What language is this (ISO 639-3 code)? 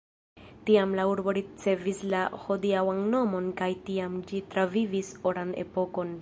epo